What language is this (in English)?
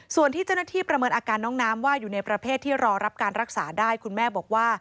Thai